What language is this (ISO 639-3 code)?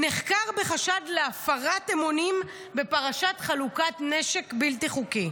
heb